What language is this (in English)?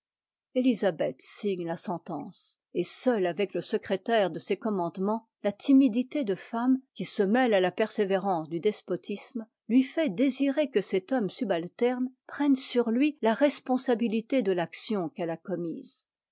French